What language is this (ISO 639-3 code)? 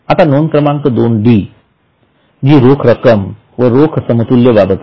mar